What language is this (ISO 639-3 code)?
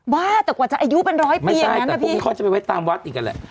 tha